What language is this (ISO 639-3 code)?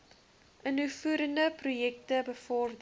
afr